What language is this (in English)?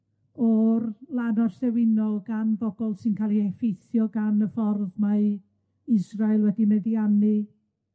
Welsh